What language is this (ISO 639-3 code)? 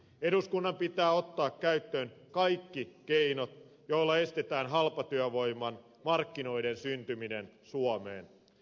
fin